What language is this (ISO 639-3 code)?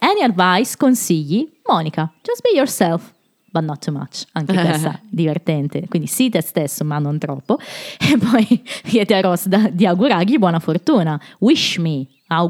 ita